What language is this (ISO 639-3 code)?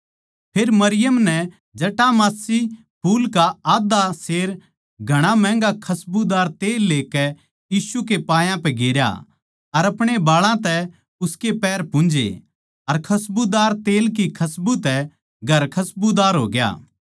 bgc